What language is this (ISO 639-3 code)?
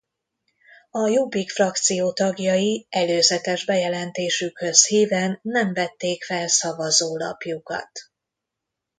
hun